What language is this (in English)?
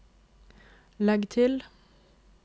Norwegian